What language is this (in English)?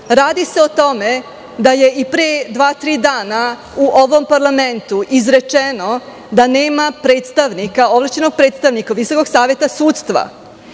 Serbian